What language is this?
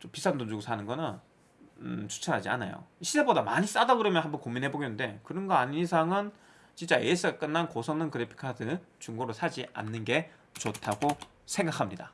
Korean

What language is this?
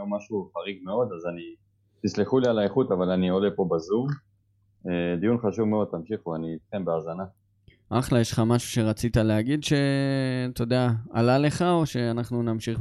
Hebrew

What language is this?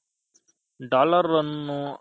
Kannada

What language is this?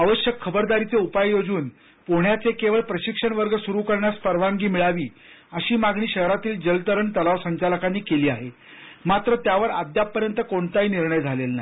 Marathi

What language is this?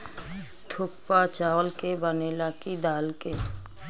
Bhojpuri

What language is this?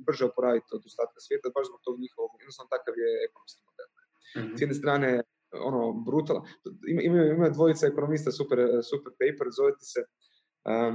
Croatian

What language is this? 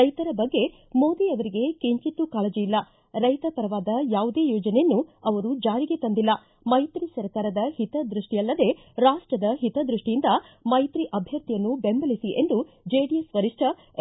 Kannada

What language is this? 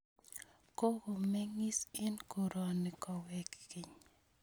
Kalenjin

